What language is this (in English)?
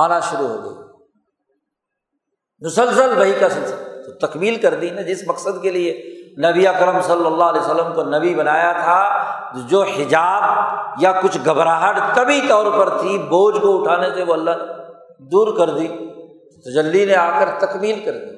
Urdu